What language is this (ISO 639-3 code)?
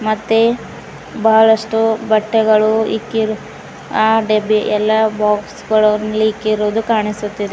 kan